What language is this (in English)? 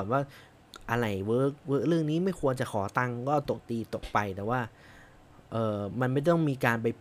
Thai